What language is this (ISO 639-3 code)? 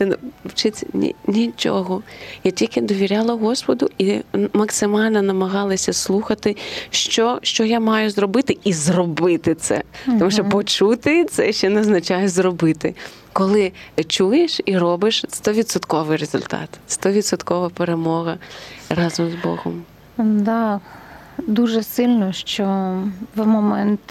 ukr